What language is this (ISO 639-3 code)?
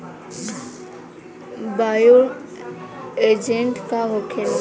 bho